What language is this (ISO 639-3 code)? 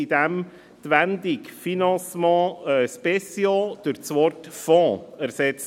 gsw